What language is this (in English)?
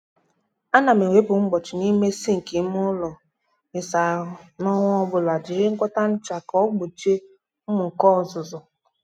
Igbo